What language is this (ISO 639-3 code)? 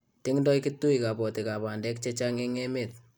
kln